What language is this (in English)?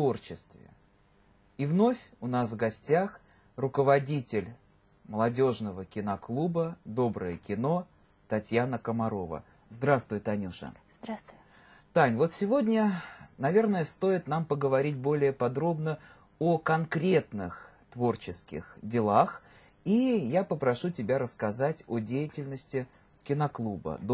Russian